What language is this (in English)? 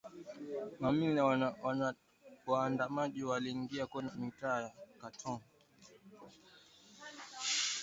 Swahili